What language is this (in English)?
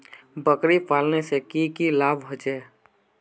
Magahi